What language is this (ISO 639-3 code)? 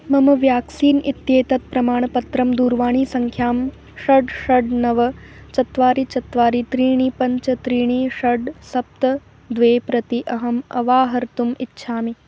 san